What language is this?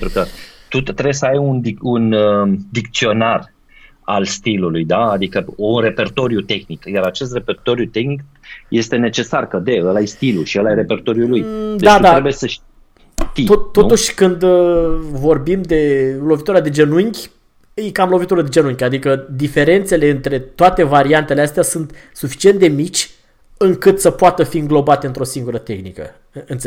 Romanian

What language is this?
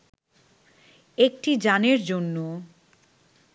Bangla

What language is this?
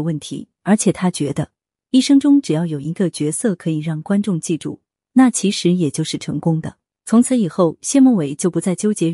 Chinese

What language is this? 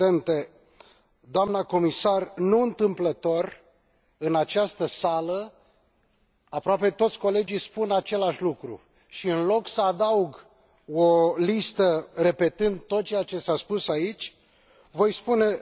Romanian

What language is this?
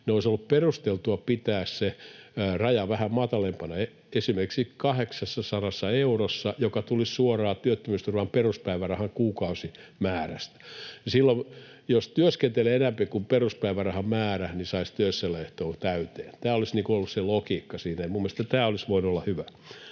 Finnish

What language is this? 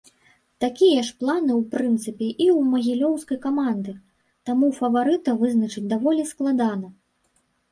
Belarusian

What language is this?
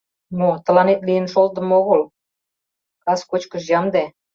Mari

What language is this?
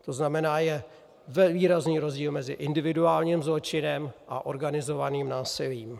Czech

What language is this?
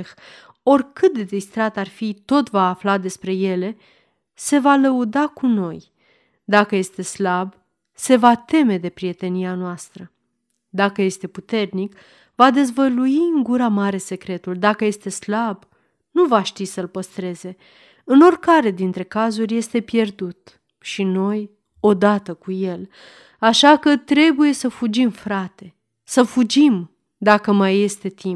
Romanian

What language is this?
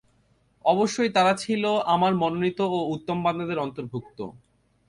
Bangla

